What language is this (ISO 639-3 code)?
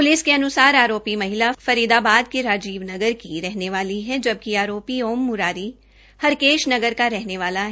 hin